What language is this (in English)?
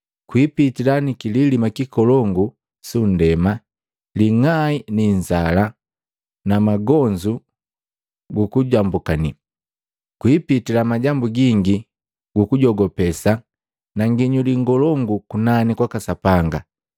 Matengo